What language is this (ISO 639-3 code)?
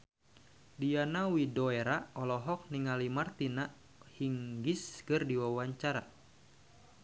sun